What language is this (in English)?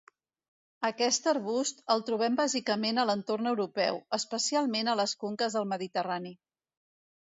Catalan